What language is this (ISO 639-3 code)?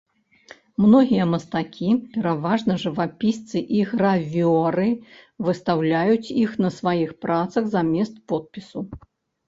bel